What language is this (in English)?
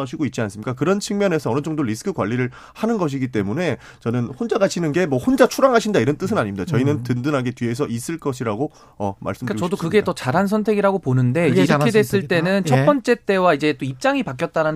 Korean